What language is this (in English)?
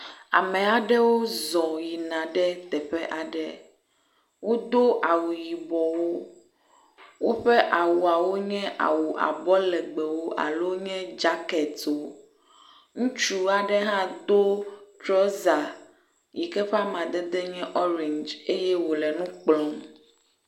Ewe